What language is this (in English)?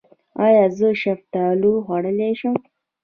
Pashto